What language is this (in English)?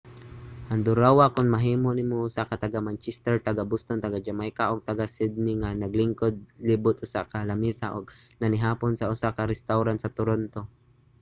Cebuano